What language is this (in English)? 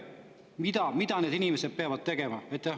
Estonian